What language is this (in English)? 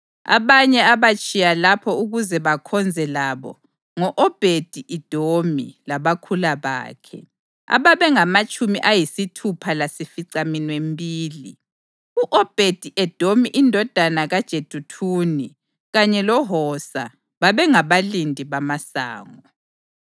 North Ndebele